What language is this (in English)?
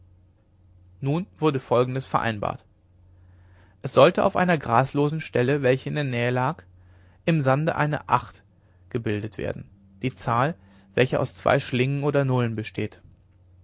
German